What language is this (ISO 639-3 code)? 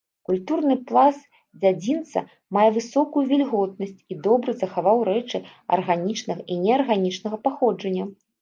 bel